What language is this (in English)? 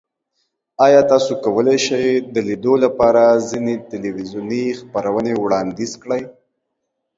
Pashto